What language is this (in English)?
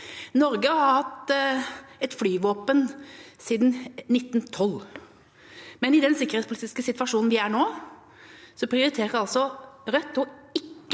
Norwegian